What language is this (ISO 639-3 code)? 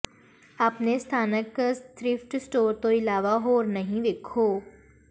pan